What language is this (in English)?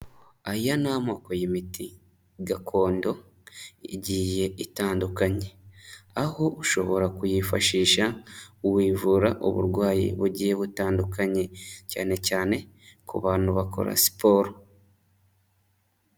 Kinyarwanda